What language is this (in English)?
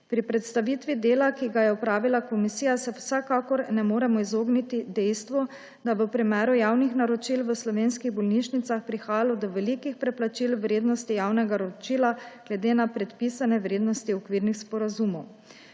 Slovenian